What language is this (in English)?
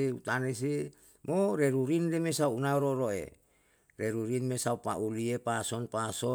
Yalahatan